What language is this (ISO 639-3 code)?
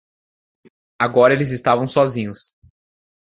por